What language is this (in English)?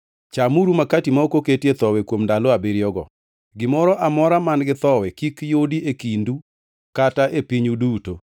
Luo (Kenya and Tanzania)